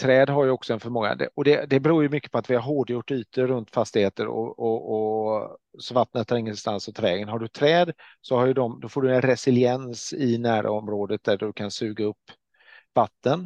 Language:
Swedish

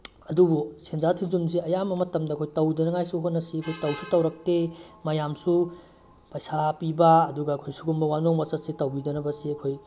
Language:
Manipuri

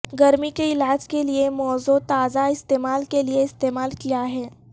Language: Urdu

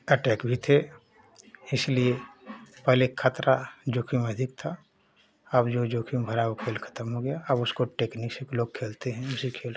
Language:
Hindi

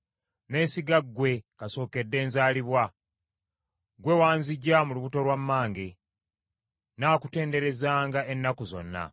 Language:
Ganda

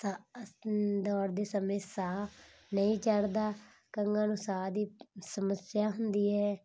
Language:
Punjabi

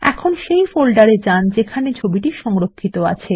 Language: Bangla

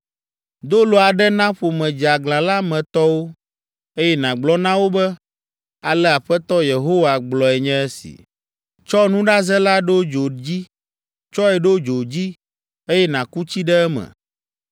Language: Ewe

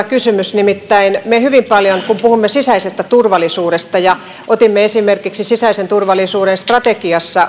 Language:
Finnish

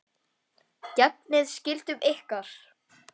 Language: Icelandic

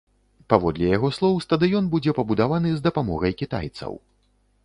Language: Belarusian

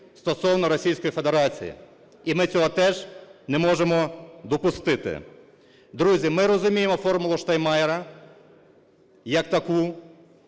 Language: Ukrainian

